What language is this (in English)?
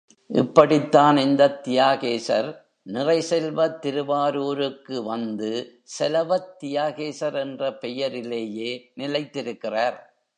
Tamil